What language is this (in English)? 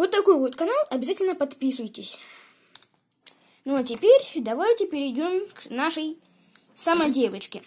Russian